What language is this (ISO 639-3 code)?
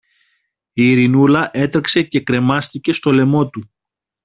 ell